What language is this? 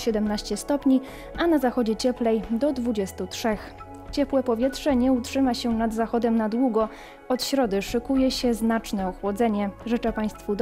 Polish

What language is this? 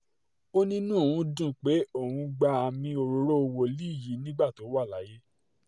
Yoruba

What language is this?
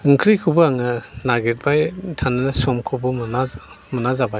Bodo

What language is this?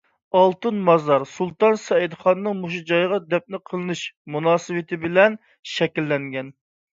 Uyghur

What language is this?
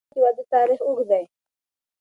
Pashto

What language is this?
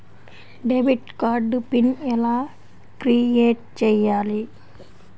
Telugu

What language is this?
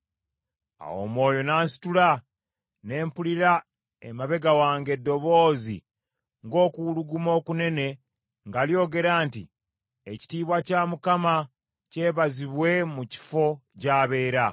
Ganda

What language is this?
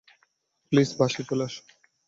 Bangla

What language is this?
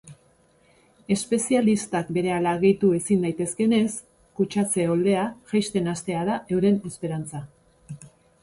Basque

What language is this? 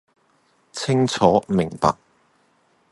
Cantonese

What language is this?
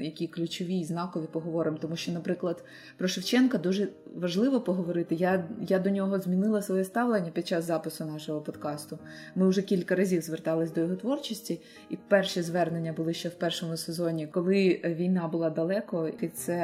Ukrainian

